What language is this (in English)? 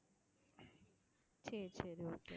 Tamil